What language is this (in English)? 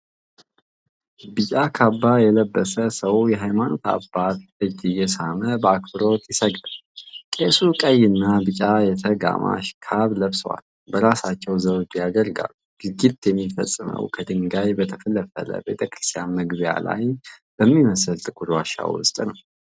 Amharic